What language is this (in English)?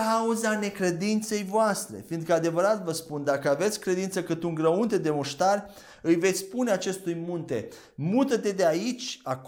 Romanian